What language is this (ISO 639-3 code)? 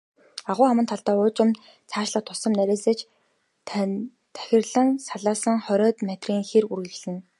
mon